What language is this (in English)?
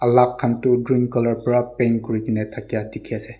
Naga Pidgin